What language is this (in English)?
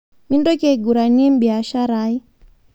Masai